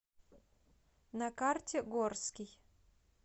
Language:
Russian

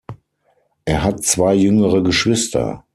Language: German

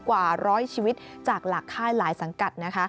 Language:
Thai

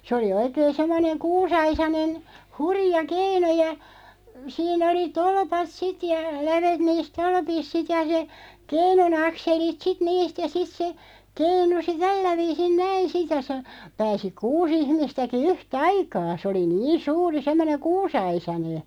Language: Finnish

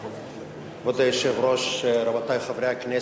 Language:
Hebrew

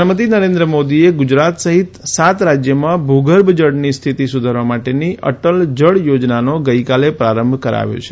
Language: Gujarati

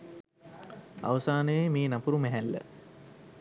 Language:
Sinhala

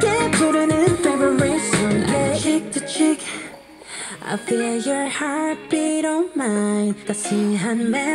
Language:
English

